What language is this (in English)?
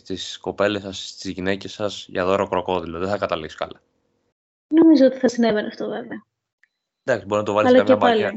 Greek